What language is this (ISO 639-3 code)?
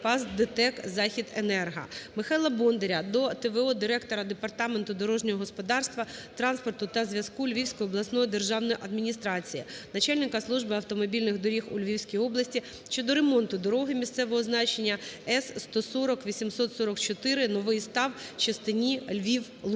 ukr